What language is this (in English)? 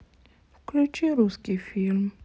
Russian